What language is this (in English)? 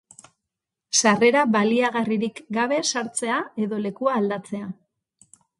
Basque